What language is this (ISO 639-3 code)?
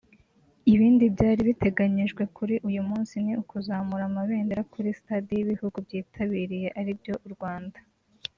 kin